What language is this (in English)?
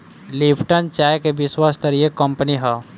Bhojpuri